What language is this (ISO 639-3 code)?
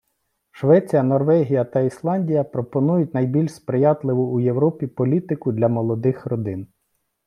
ukr